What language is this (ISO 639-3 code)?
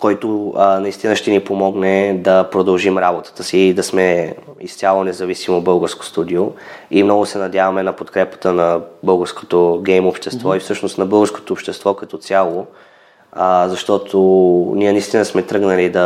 bul